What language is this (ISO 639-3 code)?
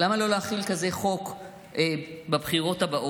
heb